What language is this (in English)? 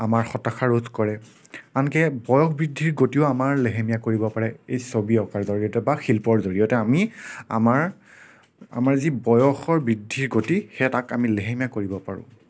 Assamese